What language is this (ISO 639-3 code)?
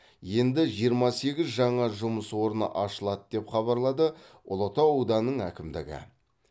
kaz